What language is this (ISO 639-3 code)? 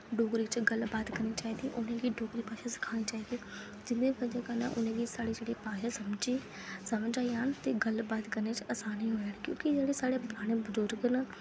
doi